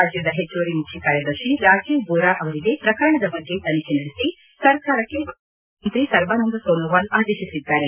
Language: Kannada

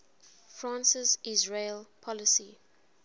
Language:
English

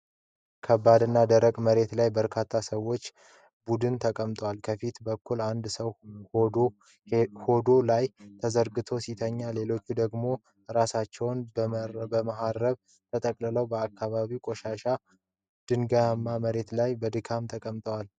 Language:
Amharic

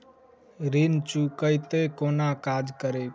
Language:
Maithili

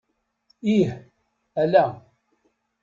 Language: Kabyle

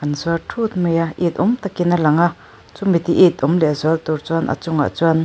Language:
Mizo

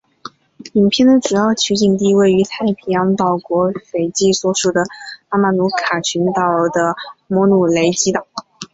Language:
Chinese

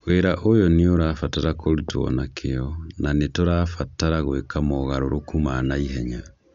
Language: Kikuyu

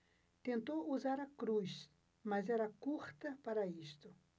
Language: Portuguese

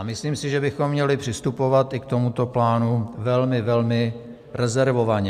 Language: Czech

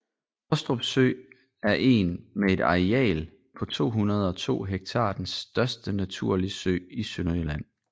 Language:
Danish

